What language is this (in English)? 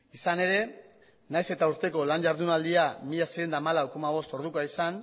Basque